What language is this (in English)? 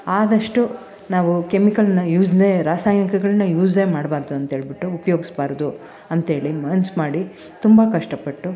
Kannada